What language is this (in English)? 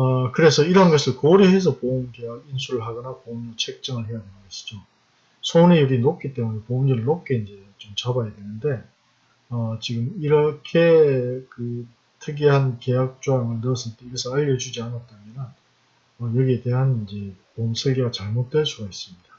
Korean